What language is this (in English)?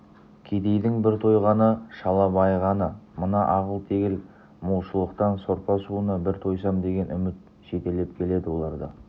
Kazakh